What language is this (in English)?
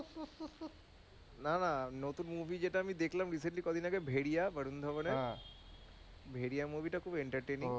Bangla